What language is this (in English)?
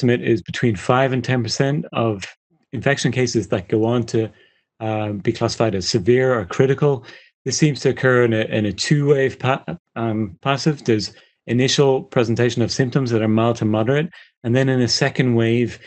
English